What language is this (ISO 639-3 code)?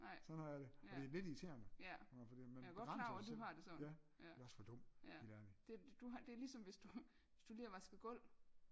dan